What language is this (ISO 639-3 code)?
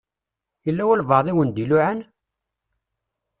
kab